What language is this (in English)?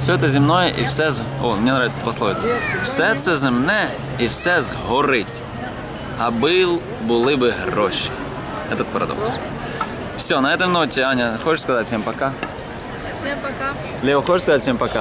Russian